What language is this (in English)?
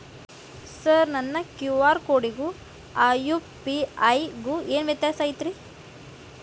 Kannada